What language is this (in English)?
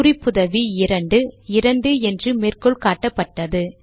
Tamil